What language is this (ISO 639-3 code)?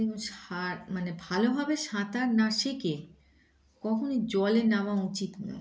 ben